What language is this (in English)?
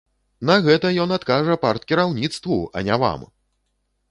Belarusian